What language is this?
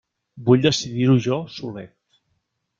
Catalan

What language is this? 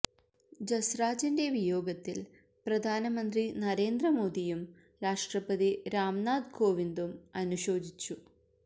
Malayalam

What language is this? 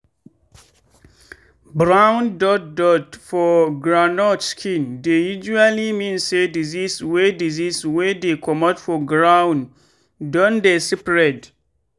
Nigerian Pidgin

